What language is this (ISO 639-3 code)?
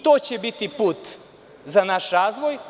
srp